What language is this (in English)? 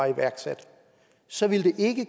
Danish